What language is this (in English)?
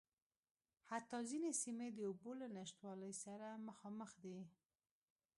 Pashto